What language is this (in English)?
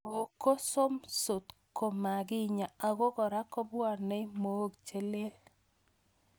Kalenjin